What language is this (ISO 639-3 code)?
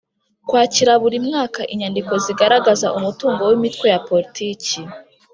kin